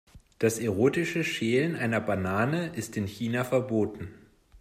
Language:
German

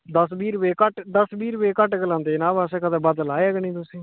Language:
Dogri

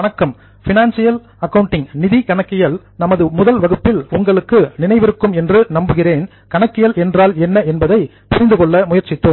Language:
Tamil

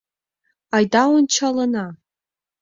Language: Mari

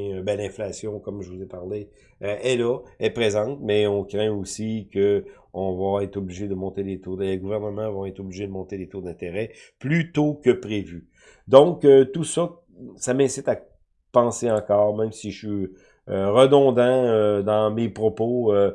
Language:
French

